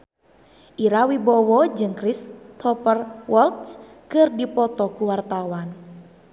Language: Sundanese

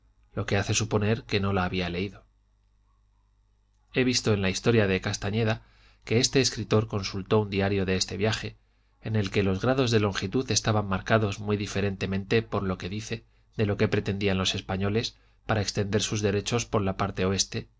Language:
Spanish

